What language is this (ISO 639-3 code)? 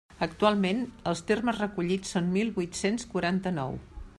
cat